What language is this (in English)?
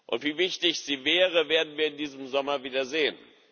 German